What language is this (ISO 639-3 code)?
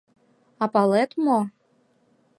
chm